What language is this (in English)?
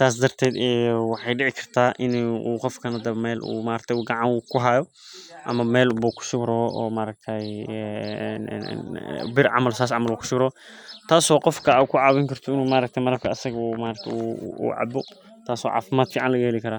Somali